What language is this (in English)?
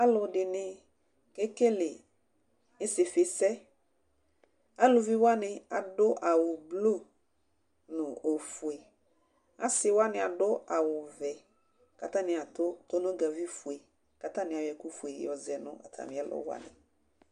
Ikposo